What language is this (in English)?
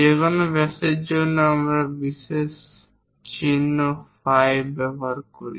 Bangla